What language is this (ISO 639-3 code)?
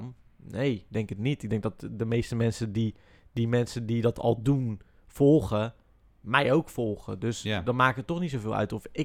nld